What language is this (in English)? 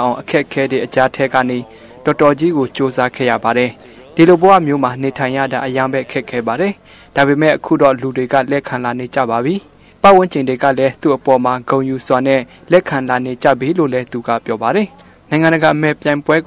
Korean